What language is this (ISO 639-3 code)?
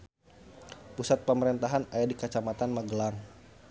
sun